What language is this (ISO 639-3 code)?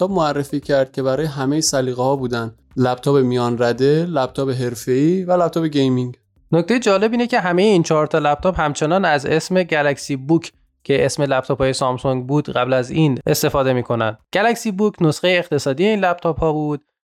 fas